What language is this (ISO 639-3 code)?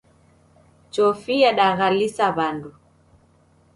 dav